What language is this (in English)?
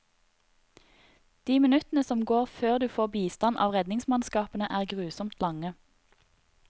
Norwegian